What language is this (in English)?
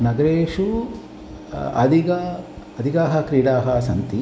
Sanskrit